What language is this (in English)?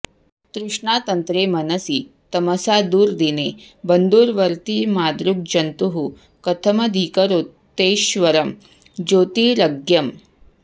Sanskrit